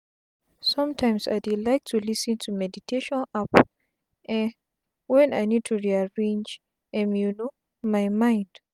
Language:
Nigerian Pidgin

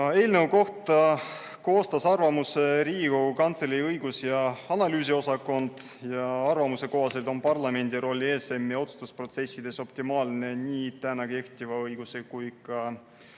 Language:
Estonian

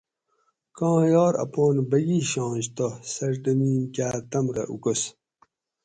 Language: Gawri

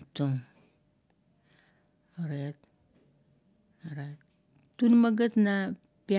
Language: Kuot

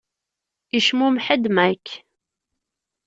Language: Kabyle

